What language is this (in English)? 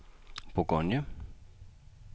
Danish